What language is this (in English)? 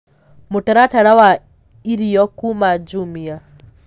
Kikuyu